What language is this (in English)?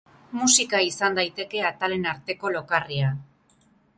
Basque